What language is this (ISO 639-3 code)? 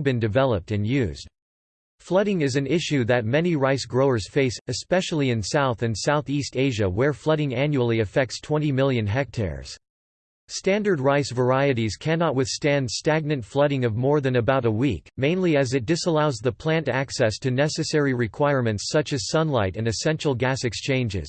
eng